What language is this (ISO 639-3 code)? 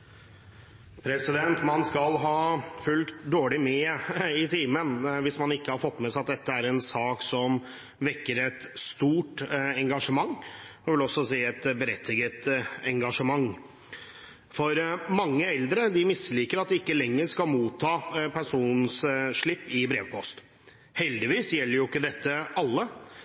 nob